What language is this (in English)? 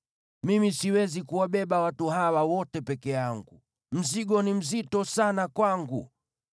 Swahili